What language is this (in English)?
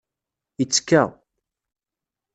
Kabyle